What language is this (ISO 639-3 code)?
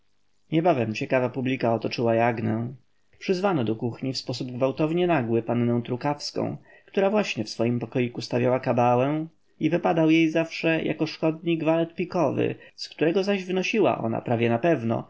pol